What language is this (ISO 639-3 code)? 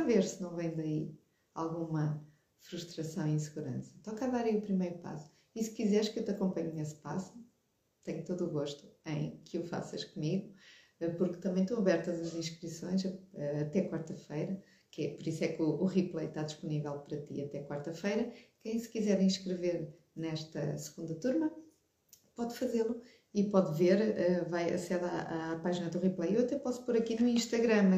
por